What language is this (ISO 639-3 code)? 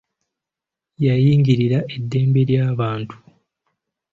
lug